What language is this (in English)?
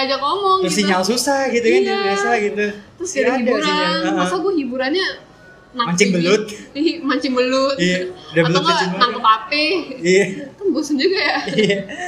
Indonesian